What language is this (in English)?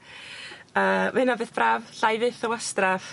Welsh